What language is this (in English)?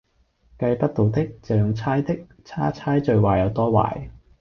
Cantonese